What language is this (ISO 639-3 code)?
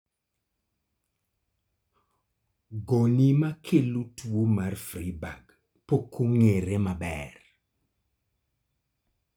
luo